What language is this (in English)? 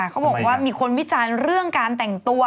Thai